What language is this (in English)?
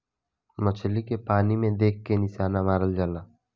Bhojpuri